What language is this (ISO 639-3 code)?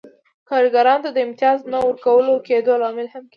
pus